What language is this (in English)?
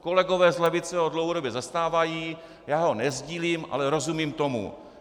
Czech